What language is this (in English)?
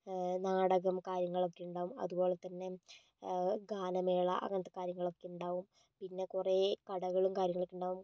Malayalam